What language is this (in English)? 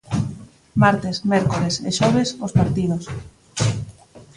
Galician